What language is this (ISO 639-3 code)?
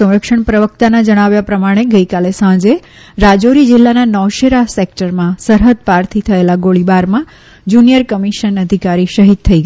guj